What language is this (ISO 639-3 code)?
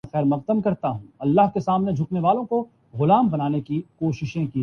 urd